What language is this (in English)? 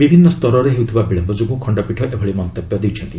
Odia